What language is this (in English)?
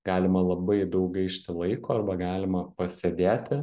Lithuanian